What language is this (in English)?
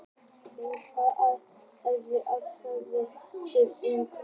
Icelandic